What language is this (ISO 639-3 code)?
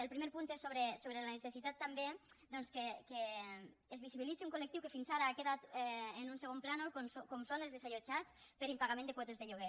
cat